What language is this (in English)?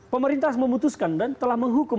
Indonesian